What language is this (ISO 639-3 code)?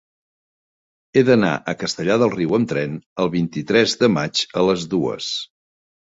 cat